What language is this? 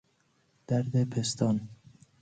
Persian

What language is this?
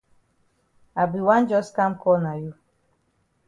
Cameroon Pidgin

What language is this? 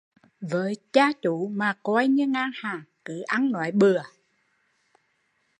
Vietnamese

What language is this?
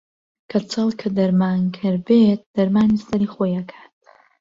Central Kurdish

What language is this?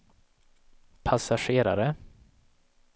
Swedish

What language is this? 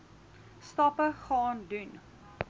Afrikaans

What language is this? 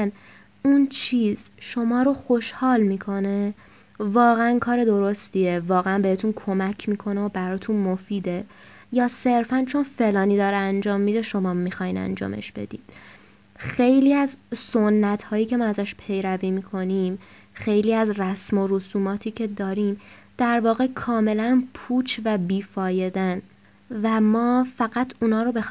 Persian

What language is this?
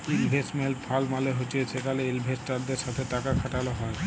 Bangla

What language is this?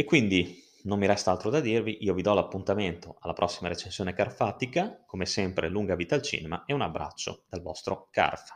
Italian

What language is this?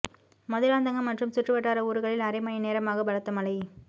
Tamil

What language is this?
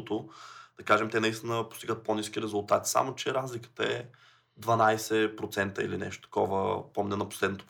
Bulgarian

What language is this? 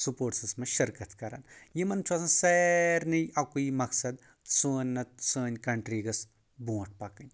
Kashmiri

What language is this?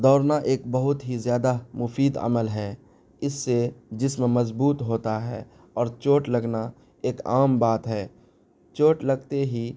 Urdu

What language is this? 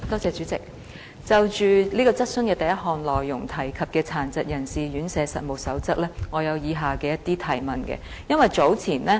Cantonese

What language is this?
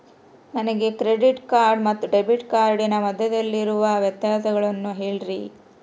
Kannada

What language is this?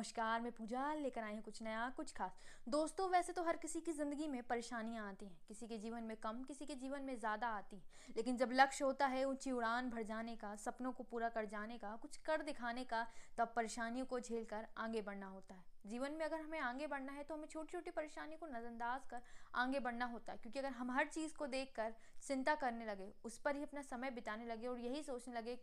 Hindi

